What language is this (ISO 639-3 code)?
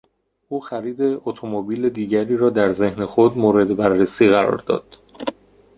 fas